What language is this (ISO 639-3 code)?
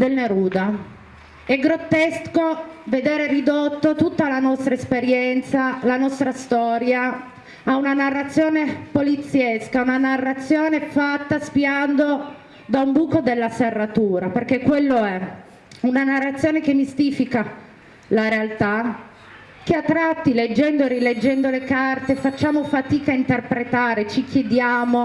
ita